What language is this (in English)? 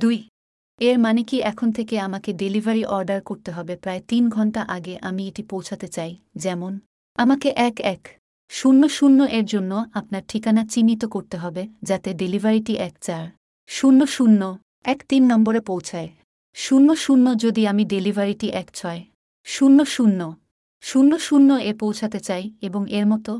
Bangla